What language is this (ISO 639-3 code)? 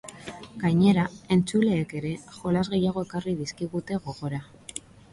eus